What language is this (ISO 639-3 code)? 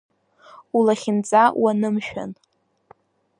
abk